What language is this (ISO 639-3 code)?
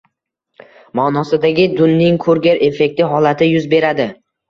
uzb